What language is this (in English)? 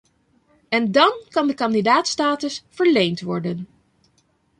Dutch